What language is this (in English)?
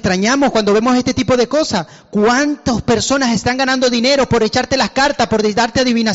Spanish